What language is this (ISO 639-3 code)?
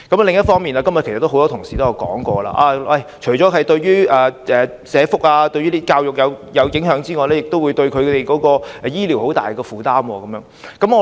yue